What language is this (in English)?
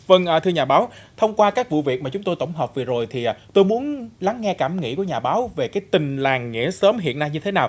Vietnamese